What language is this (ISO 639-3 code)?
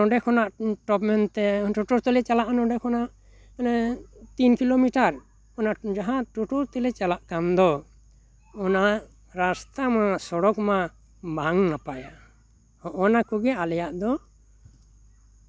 sat